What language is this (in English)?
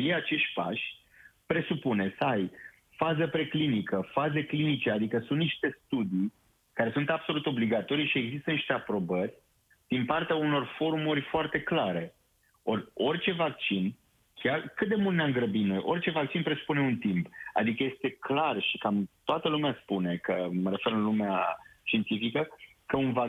Romanian